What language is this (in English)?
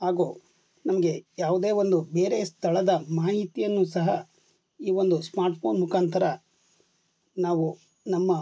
Kannada